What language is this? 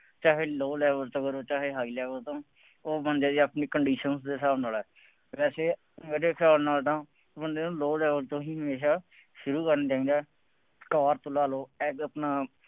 Punjabi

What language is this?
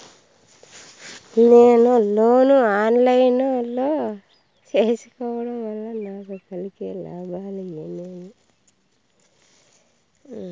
Telugu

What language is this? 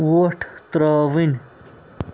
Kashmiri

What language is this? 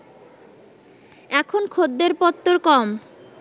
Bangla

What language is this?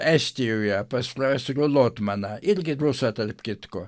Lithuanian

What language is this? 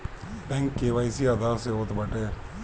Bhojpuri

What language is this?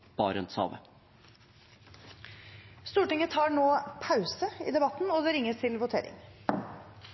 Norwegian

